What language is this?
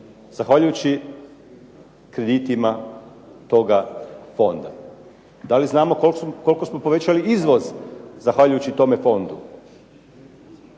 Croatian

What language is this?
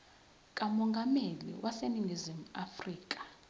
Zulu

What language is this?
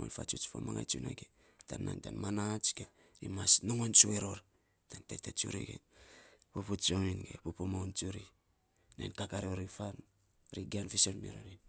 Saposa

